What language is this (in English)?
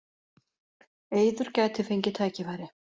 Icelandic